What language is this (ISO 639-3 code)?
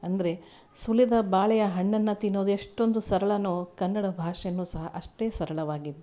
kan